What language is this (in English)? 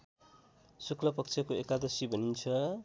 Nepali